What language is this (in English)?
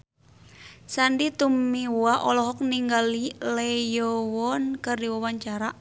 Sundanese